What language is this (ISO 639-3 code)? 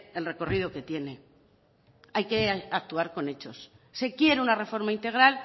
spa